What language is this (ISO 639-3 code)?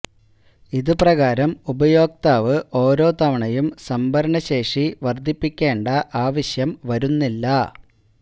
mal